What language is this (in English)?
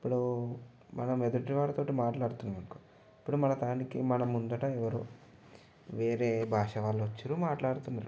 Telugu